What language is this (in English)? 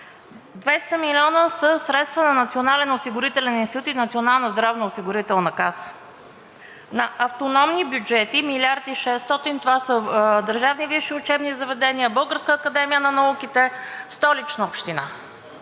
Bulgarian